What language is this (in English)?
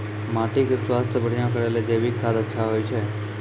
Maithili